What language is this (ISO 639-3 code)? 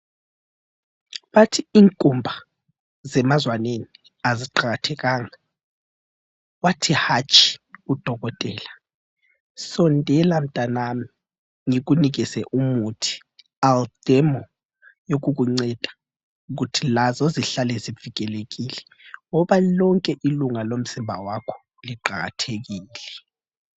nde